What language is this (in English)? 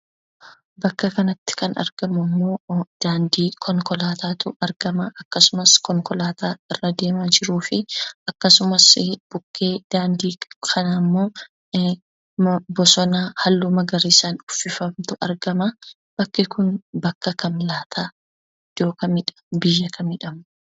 Oromo